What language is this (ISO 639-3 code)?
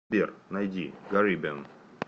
rus